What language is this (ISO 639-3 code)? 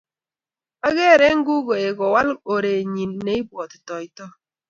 kln